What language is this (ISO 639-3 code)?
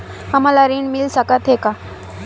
hne